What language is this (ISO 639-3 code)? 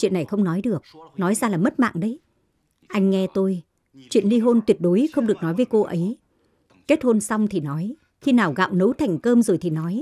vie